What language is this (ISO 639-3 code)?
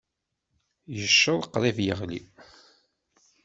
kab